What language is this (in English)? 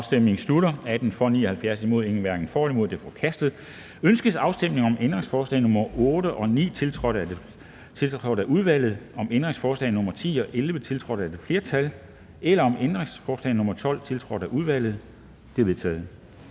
Danish